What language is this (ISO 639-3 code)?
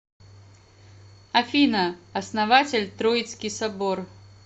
rus